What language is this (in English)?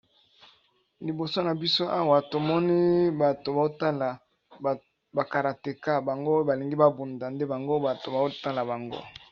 Lingala